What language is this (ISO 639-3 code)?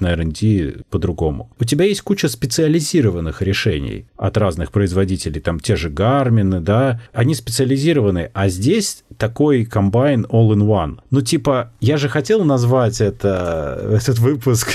rus